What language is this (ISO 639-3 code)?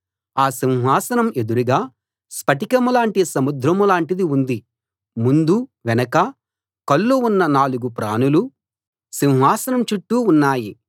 tel